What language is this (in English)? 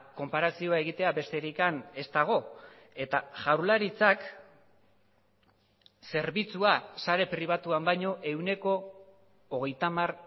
Basque